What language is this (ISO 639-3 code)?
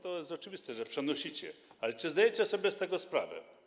pol